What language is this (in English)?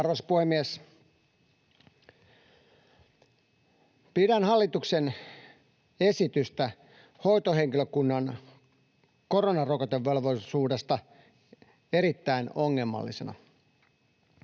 Finnish